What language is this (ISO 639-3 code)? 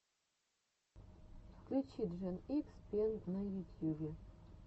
rus